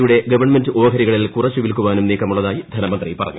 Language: Malayalam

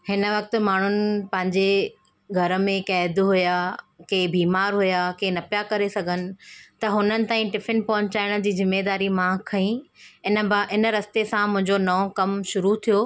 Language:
Sindhi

